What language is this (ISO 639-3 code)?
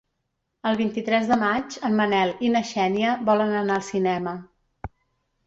cat